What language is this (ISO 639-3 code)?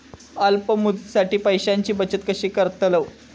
mar